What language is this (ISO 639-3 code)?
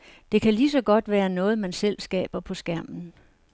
dan